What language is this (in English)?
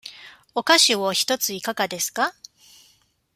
Japanese